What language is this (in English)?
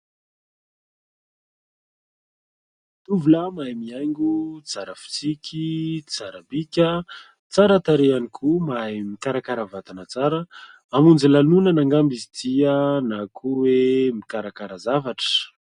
Malagasy